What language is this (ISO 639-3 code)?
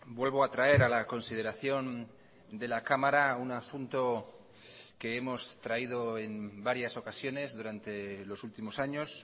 spa